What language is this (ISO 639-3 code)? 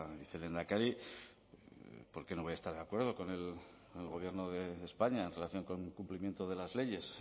spa